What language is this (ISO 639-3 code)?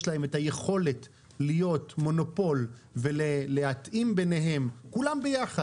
heb